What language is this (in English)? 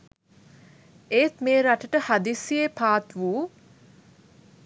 Sinhala